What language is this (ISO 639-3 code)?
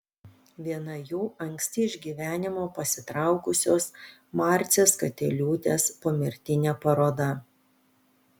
lit